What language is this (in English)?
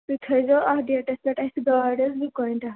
Kashmiri